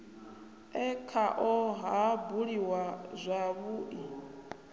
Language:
Venda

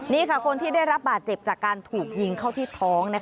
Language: Thai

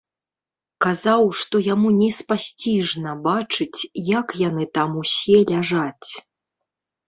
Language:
Belarusian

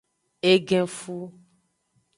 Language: Aja (Benin)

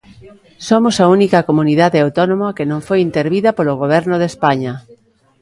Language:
Galician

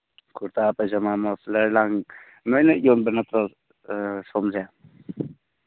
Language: Manipuri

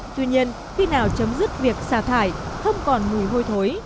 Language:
Vietnamese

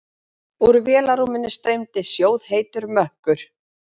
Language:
Icelandic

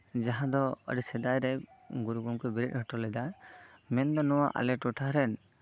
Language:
Santali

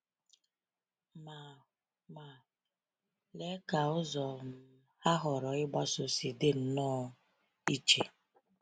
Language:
Igbo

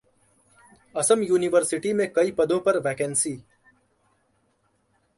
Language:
Hindi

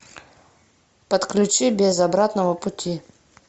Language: Russian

